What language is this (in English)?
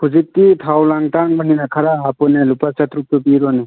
Manipuri